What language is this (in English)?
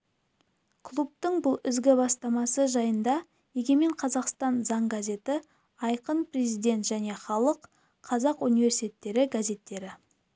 Kazakh